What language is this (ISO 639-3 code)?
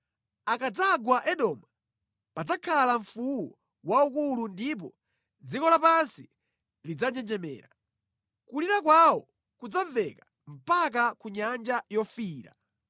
nya